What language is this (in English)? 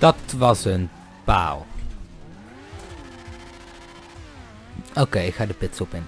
Dutch